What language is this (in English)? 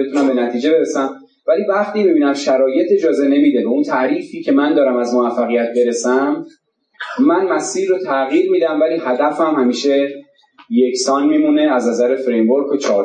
Persian